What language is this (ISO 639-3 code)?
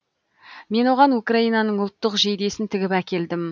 kaz